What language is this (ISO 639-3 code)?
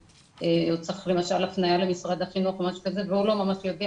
heb